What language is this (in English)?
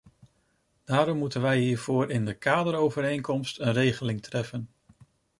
Dutch